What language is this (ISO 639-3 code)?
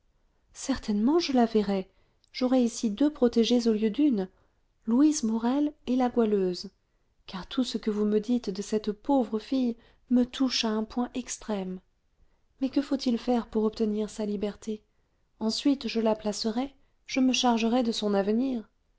fra